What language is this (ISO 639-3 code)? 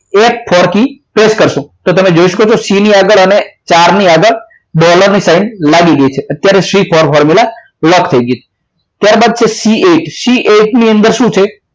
guj